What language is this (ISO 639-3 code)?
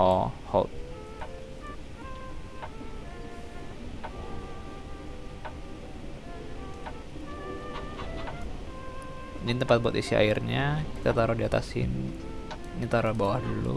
ind